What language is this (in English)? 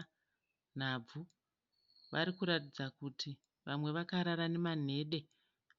Shona